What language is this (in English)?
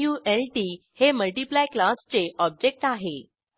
Marathi